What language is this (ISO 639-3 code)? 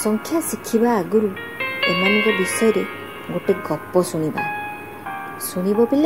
jpn